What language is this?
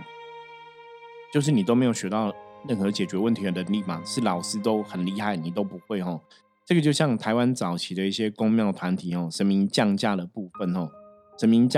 Chinese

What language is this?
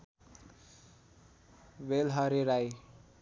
Nepali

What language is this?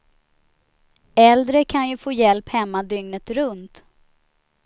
Swedish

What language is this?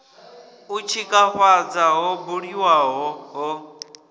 Venda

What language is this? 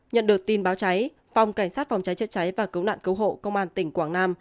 Vietnamese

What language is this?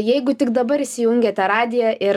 Lithuanian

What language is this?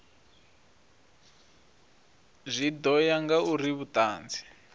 Venda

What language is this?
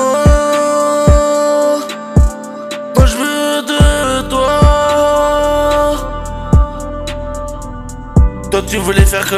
Romanian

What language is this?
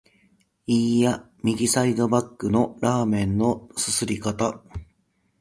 Japanese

